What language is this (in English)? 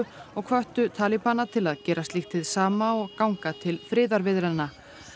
Icelandic